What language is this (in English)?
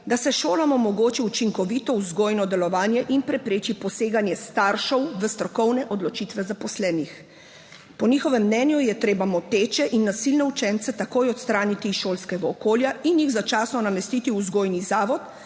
Slovenian